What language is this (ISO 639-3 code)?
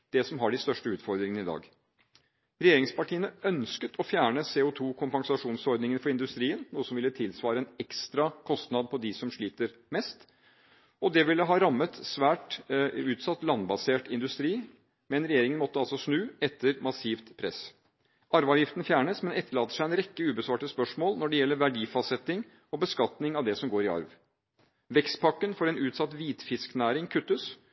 nob